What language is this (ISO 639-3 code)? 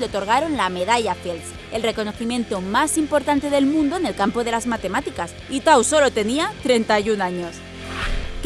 spa